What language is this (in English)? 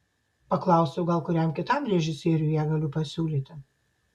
Lithuanian